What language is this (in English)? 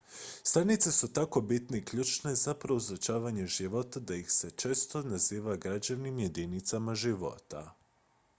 Croatian